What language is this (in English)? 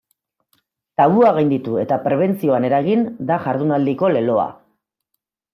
Basque